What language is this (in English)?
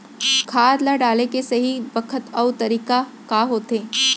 Chhattisgarhi